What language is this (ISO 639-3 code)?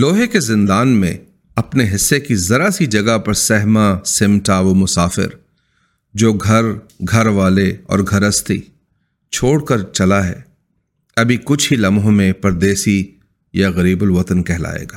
urd